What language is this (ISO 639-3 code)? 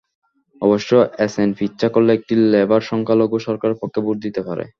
ben